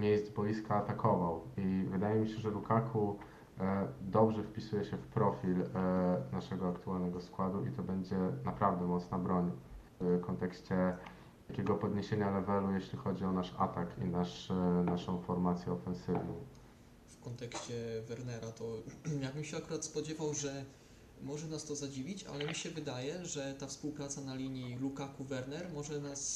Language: Polish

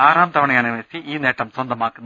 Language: Malayalam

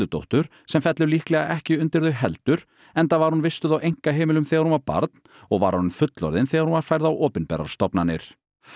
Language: Icelandic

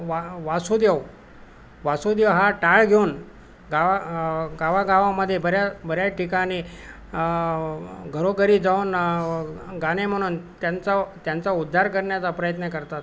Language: Marathi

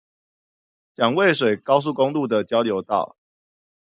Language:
Chinese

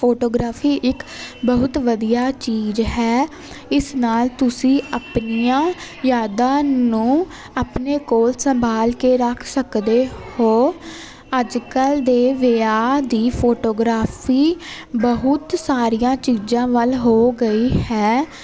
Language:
Punjabi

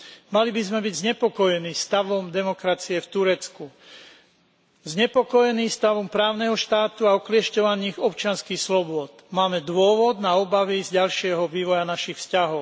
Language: Slovak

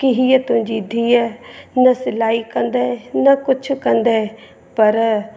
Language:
Sindhi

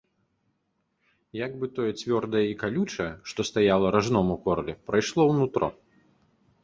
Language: Belarusian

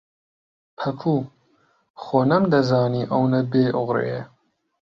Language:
Central Kurdish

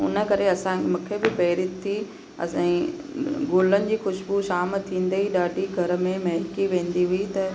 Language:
Sindhi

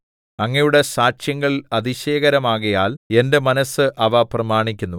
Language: Malayalam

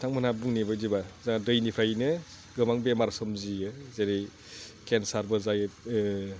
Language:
Bodo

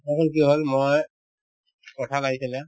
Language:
Assamese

